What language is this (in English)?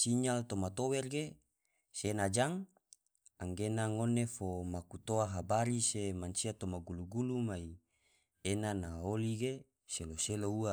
Tidore